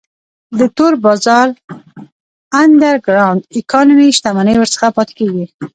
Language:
Pashto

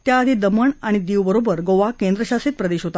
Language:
Marathi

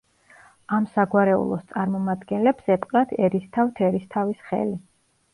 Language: Georgian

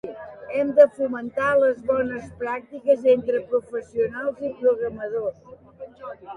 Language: Catalan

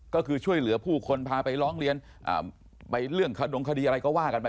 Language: Thai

